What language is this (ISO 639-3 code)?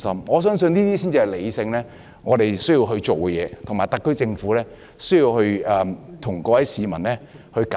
yue